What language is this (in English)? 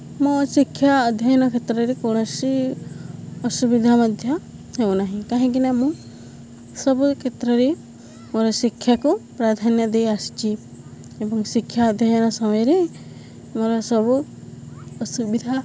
Odia